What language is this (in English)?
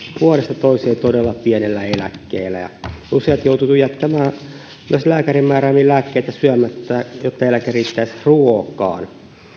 Finnish